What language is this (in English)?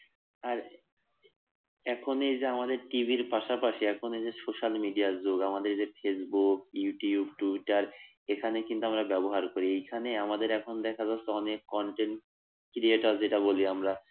Bangla